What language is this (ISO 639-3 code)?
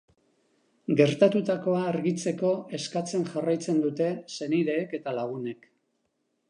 eus